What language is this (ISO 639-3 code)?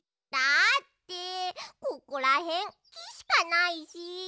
jpn